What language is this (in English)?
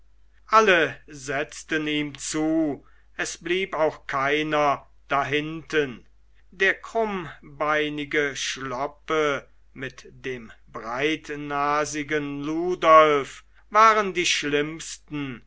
German